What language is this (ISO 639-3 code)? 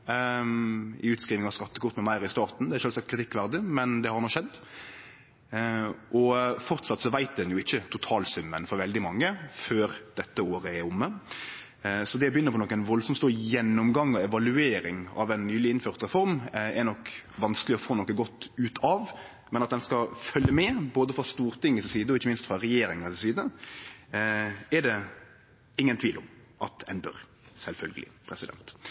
nno